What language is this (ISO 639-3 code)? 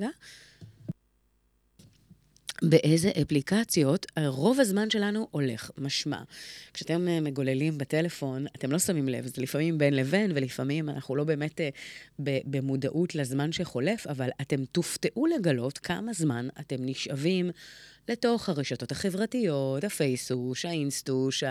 heb